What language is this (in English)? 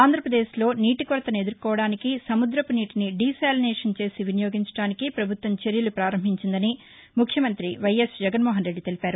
Telugu